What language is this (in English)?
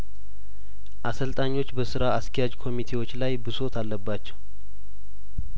Amharic